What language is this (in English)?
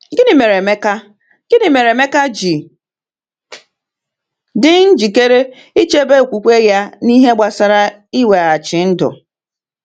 Igbo